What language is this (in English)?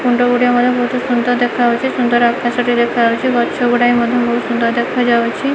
Odia